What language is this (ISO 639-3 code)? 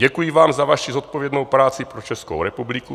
ces